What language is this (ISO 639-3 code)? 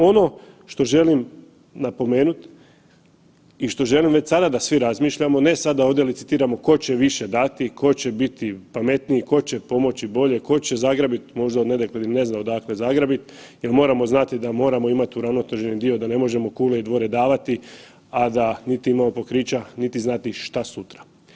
hrv